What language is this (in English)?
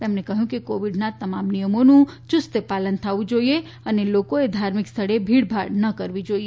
Gujarati